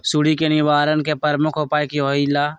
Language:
Magahi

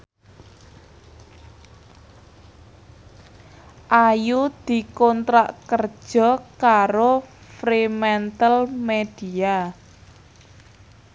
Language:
Javanese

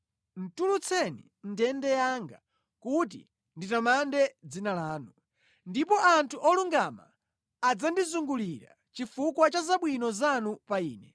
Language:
Nyanja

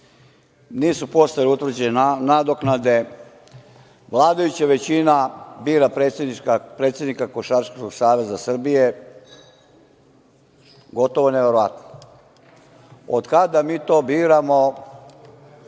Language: Serbian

